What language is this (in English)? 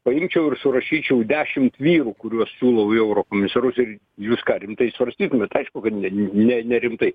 Lithuanian